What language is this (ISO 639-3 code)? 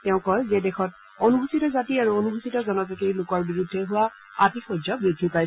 asm